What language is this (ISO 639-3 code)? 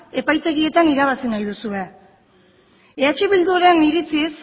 eus